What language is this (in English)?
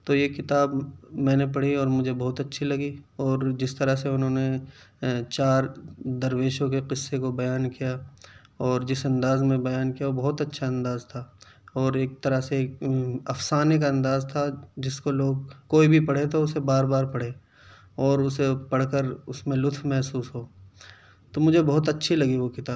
Urdu